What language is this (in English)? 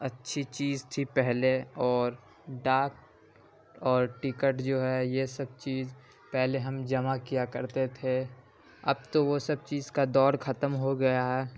Urdu